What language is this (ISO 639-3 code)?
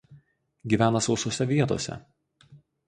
lit